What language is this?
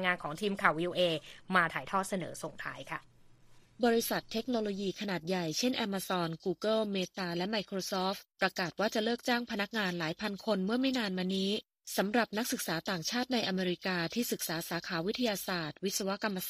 Thai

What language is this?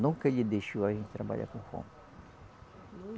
Portuguese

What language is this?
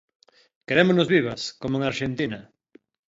Galician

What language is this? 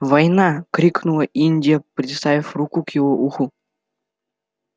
Russian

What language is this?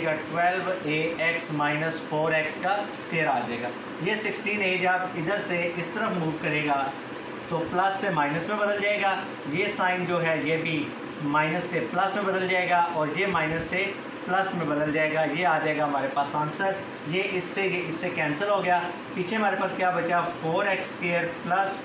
Hindi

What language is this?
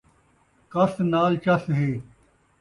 Saraiki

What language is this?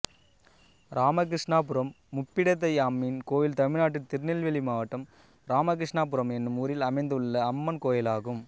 Tamil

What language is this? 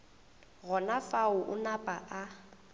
Northern Sotho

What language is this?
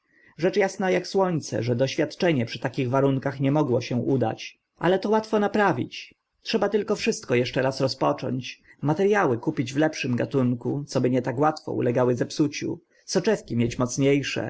Polish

